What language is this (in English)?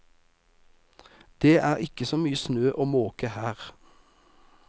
Norwegian